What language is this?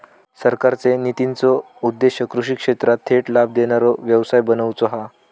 Marathi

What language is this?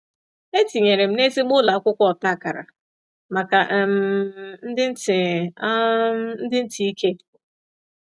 Igbo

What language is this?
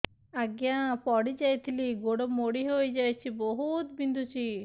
Odia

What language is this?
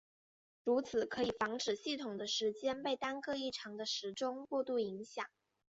Chinese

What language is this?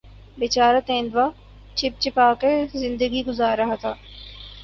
Urdu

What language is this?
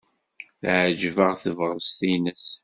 Kabyle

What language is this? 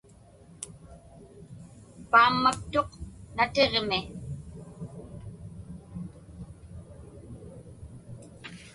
Inupiaq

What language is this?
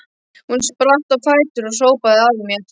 Icelandic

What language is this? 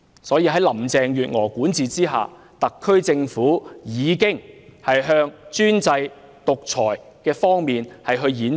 Cantonese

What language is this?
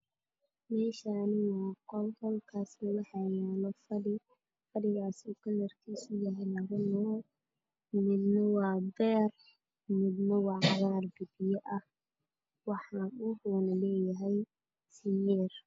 Somali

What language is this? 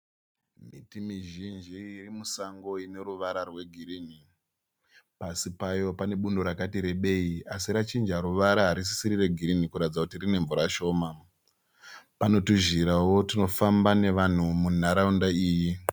Shona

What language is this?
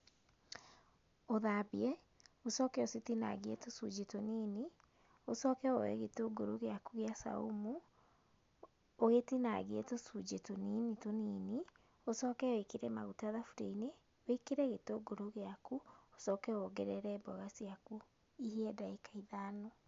Kikuyu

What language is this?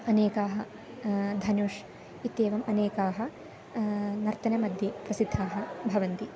Sanskrit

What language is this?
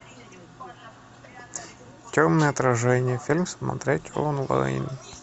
Russian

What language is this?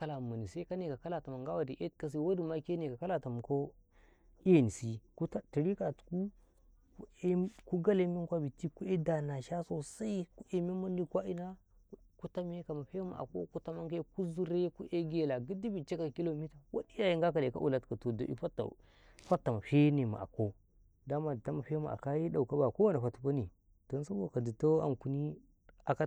Karekare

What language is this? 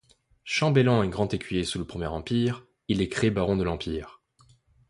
French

